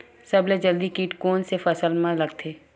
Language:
Chhattisgarhi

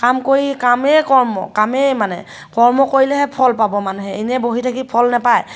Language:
Assamese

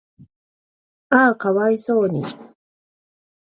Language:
Japanese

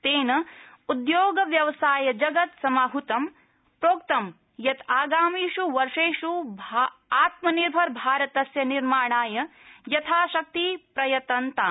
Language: Sanskrit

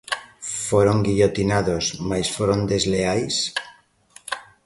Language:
Galician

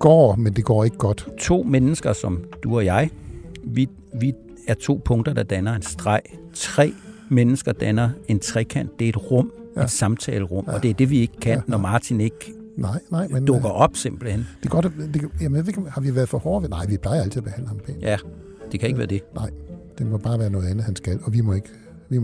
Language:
Danish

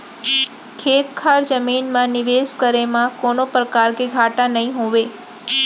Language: Chhattisgarhi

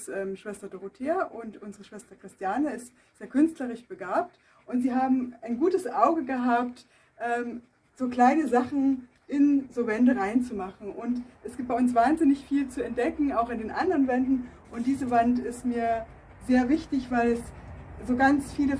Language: German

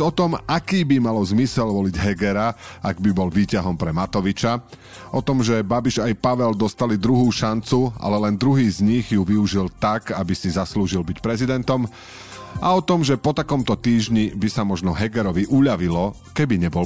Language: Slovak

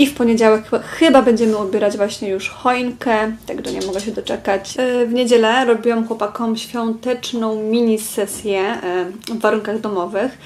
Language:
Polish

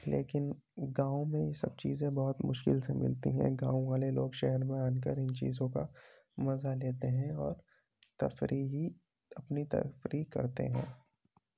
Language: Urdu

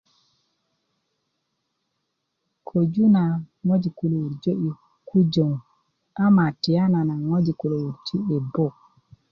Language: Kuku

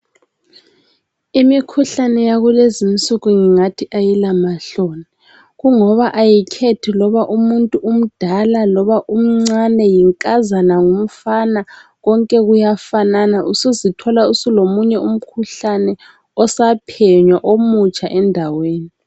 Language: North Ndebele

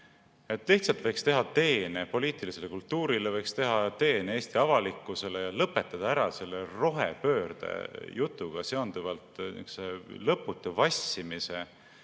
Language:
Estonian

